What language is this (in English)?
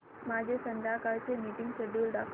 Marathi